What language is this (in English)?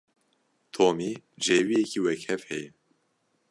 Kurdish